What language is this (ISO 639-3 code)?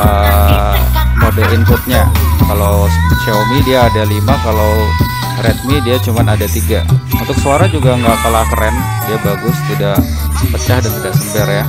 ind